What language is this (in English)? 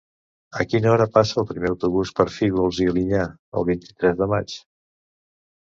Catalan